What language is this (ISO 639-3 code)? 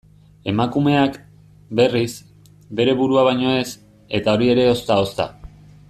eus